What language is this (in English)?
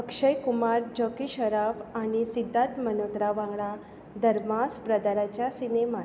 Konkani